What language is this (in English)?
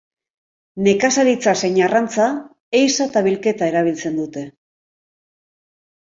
Basque